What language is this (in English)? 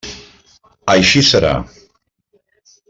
Catalan